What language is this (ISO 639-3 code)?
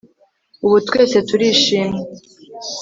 kin